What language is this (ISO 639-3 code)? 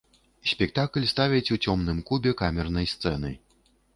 bel